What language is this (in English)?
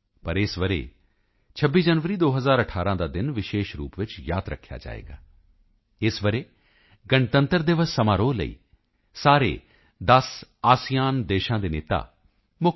Punjabi